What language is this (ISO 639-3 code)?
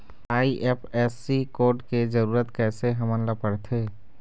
hne